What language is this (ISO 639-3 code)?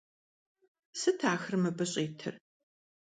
kbd